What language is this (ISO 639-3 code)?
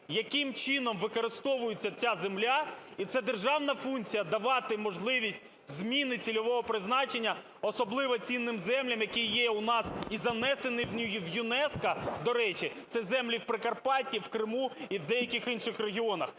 ukr